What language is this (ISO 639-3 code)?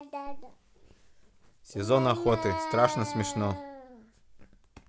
rus